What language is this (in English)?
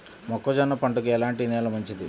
Telugu